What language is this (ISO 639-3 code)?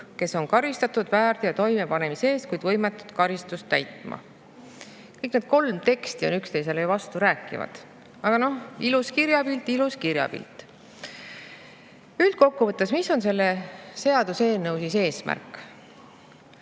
est